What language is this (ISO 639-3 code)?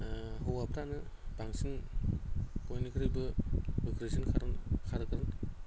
brx